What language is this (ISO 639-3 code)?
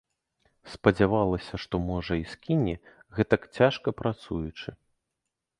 bel